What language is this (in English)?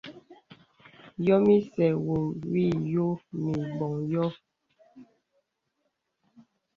Bebele